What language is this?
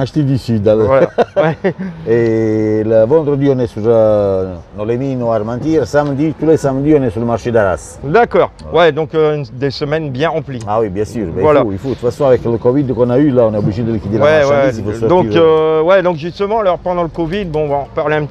French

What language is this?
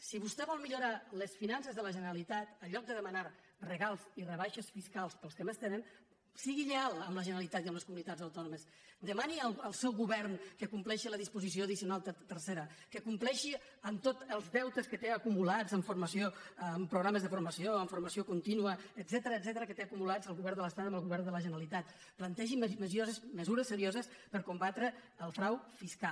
Catalan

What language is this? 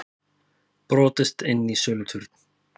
Icelandic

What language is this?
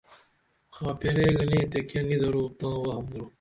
Dameli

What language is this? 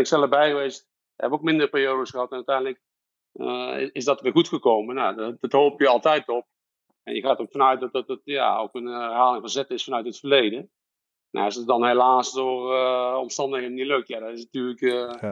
Dutch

